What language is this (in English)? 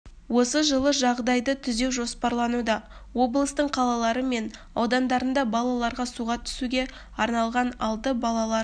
Kazakh